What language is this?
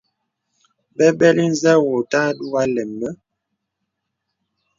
Bebele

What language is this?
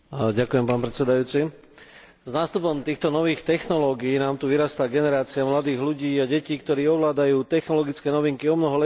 Slovak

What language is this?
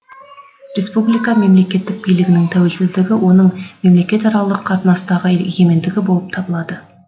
Kazakh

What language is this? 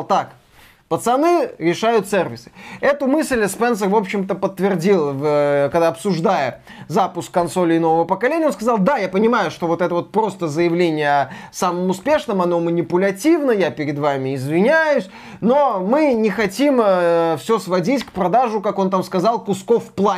Russian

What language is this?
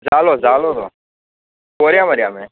Konkani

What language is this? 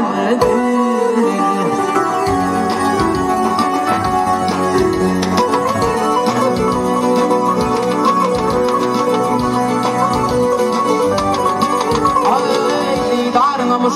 Romanian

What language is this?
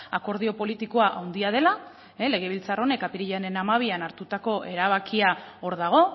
Basque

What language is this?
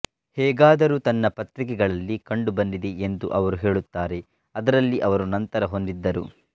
Kannada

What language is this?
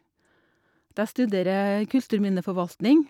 Norwegian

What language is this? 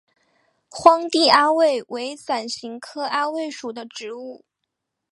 Chinese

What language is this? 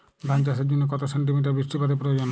Bangla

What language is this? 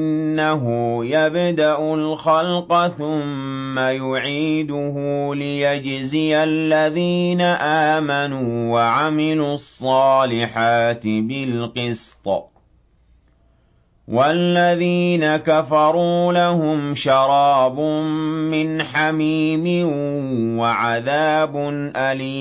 Arabic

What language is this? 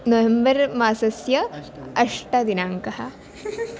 Sanskrit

